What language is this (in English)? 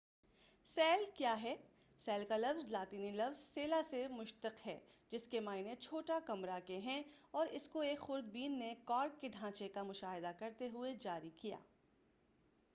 Urdu